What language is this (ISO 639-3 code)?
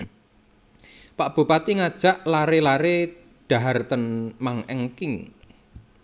jav